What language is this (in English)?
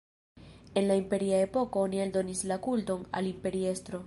Esperanto